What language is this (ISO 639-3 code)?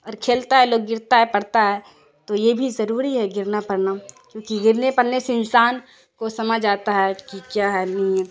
urd